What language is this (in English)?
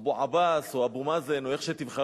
Hebrew